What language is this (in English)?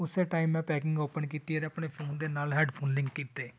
Punjabi